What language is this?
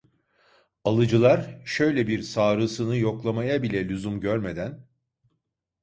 Turkish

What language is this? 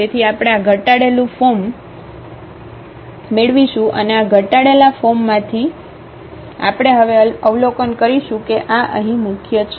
Gujarati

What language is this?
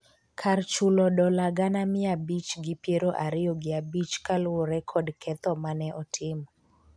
Luo (Kenya and Tanzania)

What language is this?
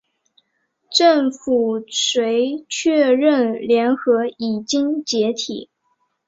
Chinese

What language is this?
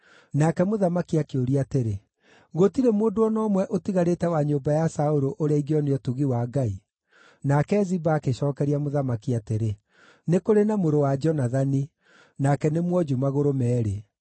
Kikuyu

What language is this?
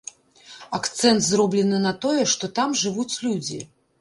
Belarusian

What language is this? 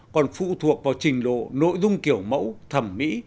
Vietnamese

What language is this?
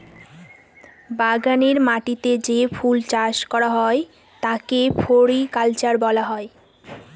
Bangla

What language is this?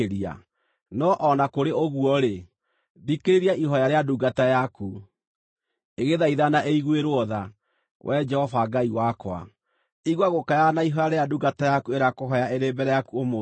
Kikuyu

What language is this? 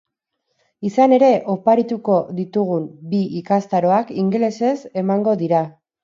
Basque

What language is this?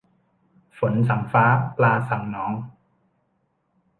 Thai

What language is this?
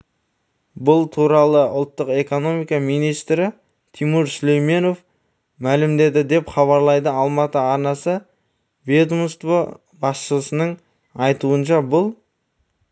Kazakh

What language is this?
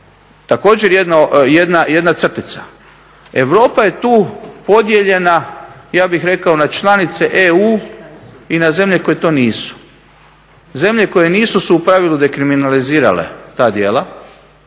Croatian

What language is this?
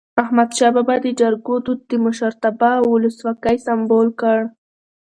Pashto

